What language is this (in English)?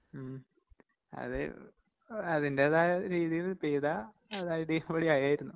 Malayalam